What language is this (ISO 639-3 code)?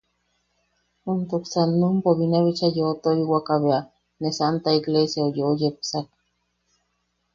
yaq